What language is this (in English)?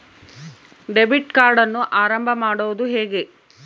Kannada